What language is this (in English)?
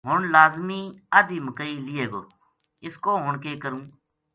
Gujari